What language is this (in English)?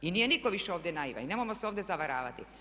Croatian